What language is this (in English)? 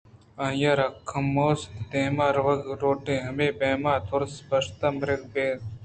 Eastern Balochi